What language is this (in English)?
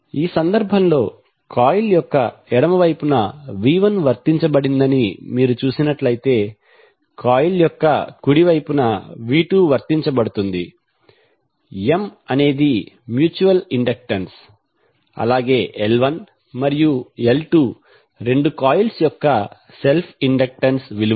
Telugu